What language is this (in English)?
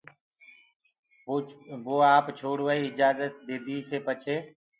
Gurgula